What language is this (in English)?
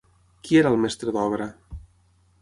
Catalan